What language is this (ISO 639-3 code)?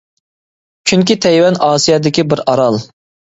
uig